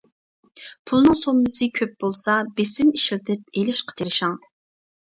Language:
Uyghur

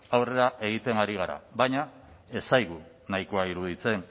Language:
Basque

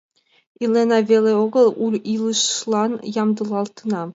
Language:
Mari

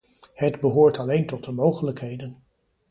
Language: Dutch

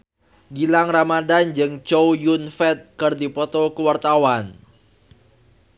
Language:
Sundanese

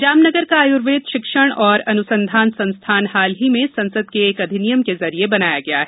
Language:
Hindi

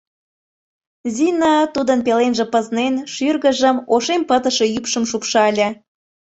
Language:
Mari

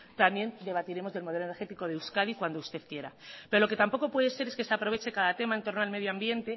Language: Spanish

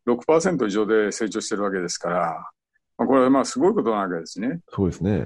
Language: Japanese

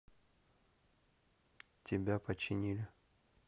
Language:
Russian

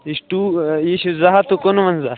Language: Kashmiri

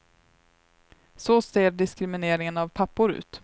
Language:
Swedish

